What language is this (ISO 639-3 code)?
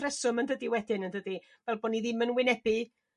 cym